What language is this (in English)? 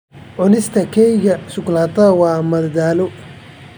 Somali